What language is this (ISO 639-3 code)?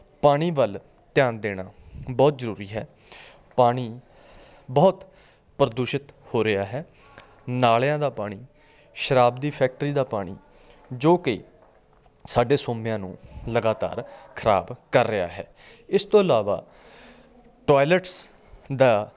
pan